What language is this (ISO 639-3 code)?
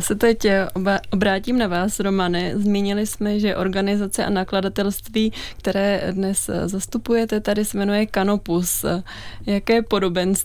ces